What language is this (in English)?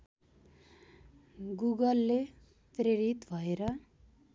Nepali